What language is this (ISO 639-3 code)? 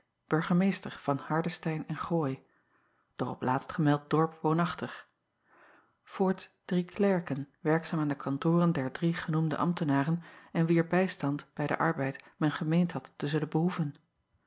nld